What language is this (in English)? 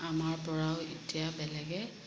Assamese